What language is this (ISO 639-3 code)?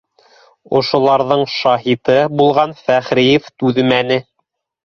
bak